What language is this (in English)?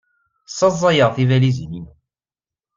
Kabyle